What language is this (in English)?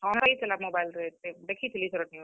Odia